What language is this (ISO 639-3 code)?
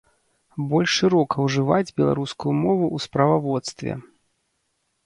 bel